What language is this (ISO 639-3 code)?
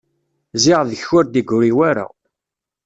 kab